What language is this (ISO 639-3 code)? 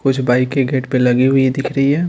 hin